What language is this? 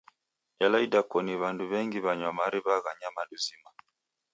Taita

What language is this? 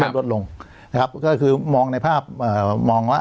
Thai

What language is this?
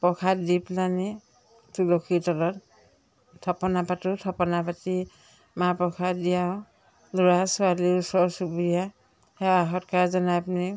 Assamese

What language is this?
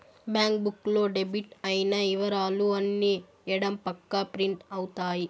Telugu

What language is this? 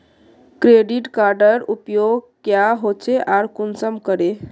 Magahi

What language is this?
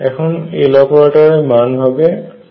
Bangla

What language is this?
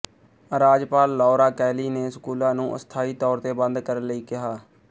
Punjabi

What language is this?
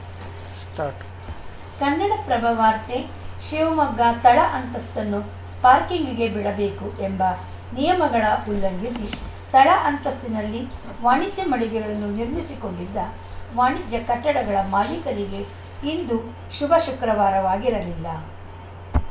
Kannada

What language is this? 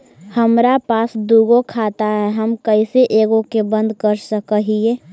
Magahi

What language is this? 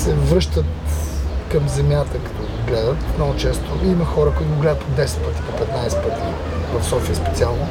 Bulgarian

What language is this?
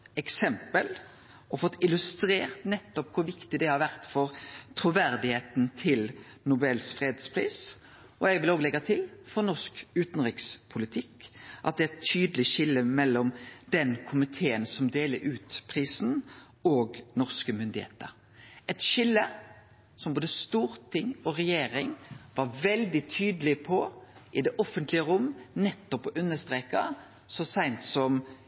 Norwegian Nynorsk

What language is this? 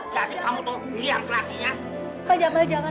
Indonesian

